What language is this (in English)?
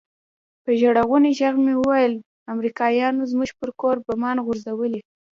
Pashto